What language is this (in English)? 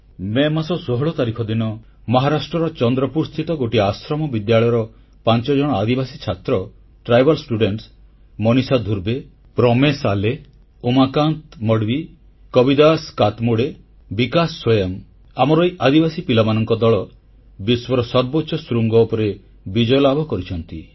Odia